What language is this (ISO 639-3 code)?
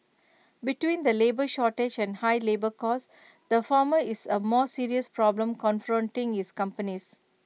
eng